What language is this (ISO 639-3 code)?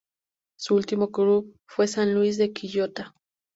spa